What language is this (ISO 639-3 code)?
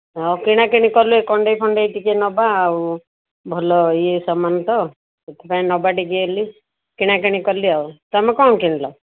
ori